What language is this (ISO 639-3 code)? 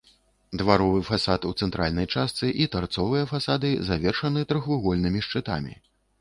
bel